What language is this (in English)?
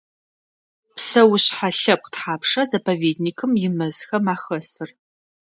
Adyghe